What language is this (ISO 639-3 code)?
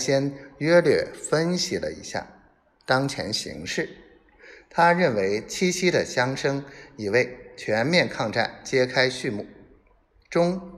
zho